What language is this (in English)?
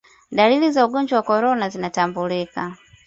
Swahili